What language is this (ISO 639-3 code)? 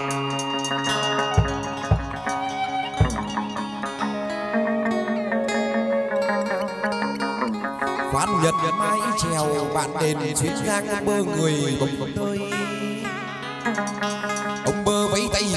vie